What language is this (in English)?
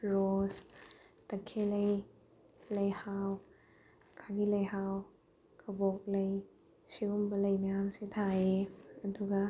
Manipuri